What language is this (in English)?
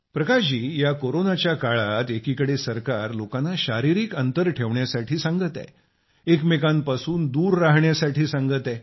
Marathi